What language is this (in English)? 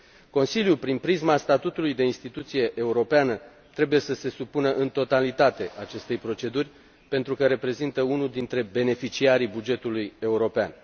Romanian